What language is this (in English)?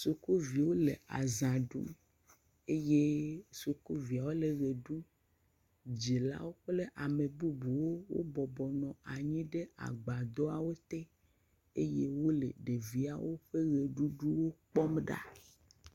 Ewe